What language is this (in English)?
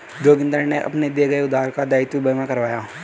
Hindi